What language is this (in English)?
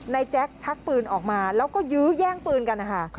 Thai